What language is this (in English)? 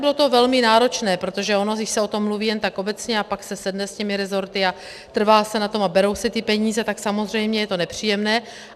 Czech